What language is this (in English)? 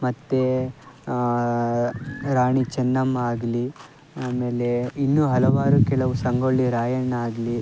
Kannada